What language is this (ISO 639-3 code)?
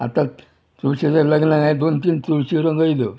kok